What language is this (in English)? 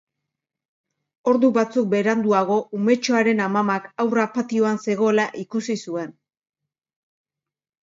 Basque